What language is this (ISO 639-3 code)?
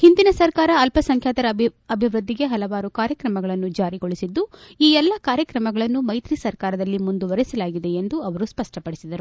kan